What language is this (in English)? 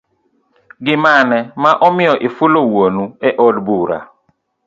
Luo (Kenya and Tanzania)